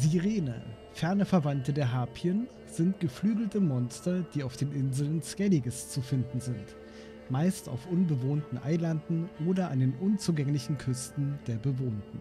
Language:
German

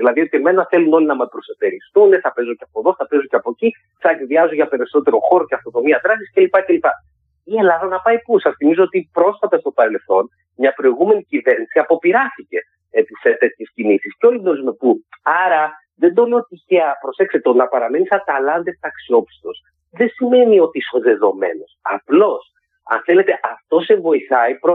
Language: Greek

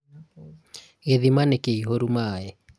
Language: Kikuyu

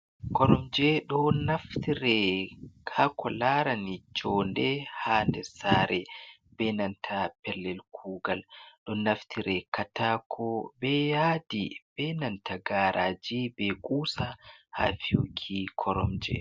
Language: Fula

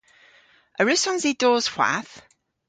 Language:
Cornish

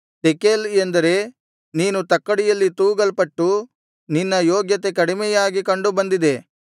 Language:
Kannada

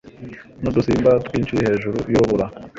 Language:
Kinyarwanda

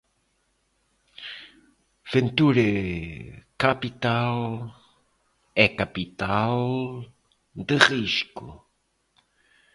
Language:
Portuguese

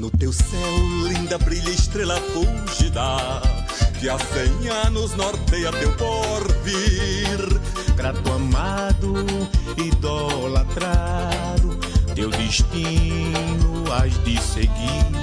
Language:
Portuguese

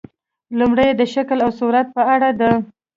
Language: Pashto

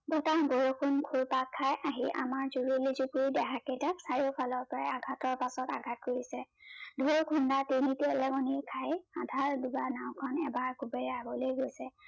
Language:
Assamese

